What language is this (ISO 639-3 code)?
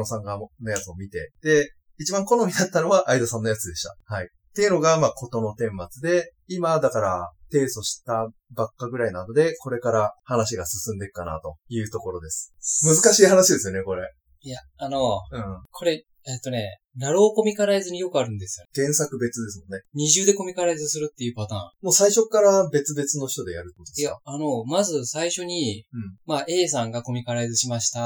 jpn